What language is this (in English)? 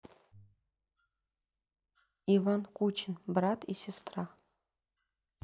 Russian